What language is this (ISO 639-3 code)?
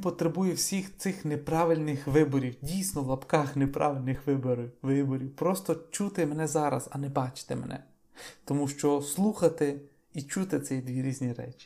ukr